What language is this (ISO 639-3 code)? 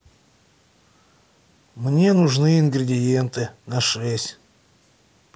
rus